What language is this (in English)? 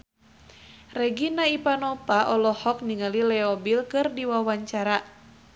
Sundanese